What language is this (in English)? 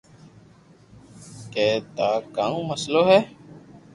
Loarki